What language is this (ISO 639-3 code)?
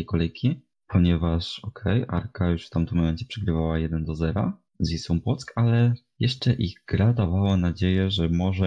pol